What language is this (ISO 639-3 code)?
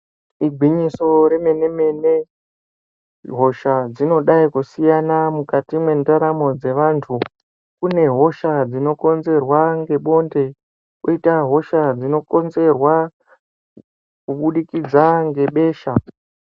ndc